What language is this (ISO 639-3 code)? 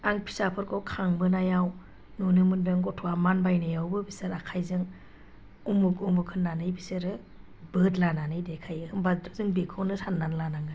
brx